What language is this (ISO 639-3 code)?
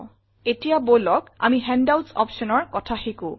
asm